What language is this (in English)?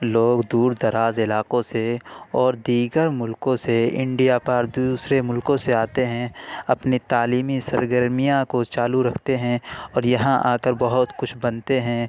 Urdu